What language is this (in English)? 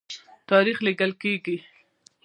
Pashto